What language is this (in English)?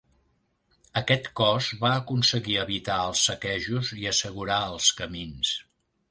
Catalan